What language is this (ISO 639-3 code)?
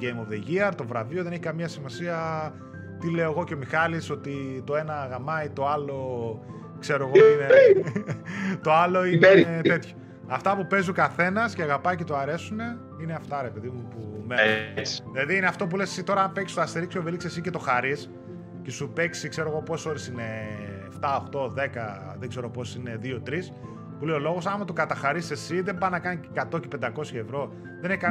ell